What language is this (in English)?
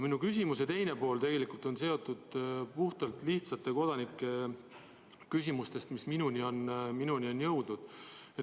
Estonian